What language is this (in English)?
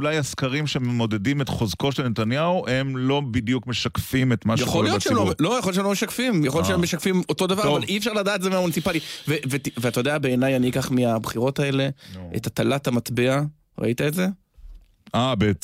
Hebrew